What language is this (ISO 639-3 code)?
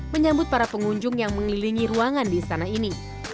ind